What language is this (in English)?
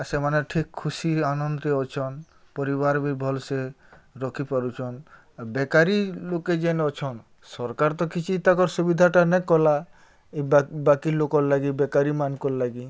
Odia